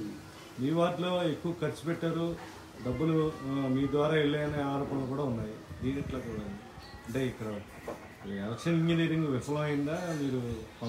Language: Telugu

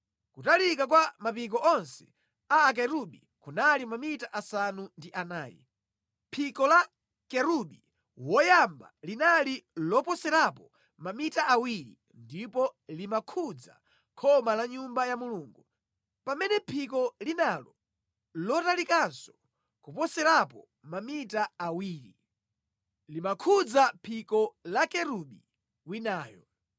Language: Nyanja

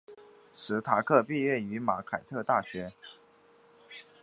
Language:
Chinese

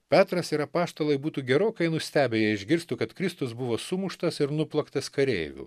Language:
Lithuanian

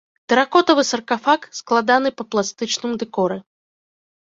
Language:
Belarusian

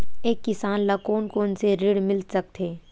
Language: Chhattisgarhi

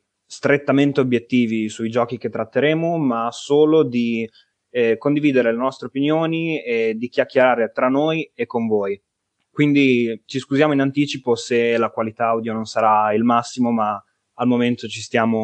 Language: Italian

